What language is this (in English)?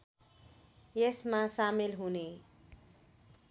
Nepali